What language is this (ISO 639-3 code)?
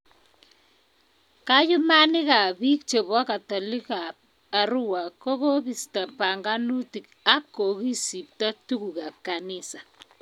kln